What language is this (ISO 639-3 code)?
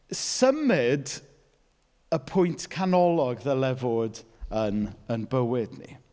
cym